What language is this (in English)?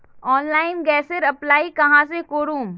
Magahi